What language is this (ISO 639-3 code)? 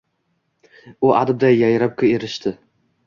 uzb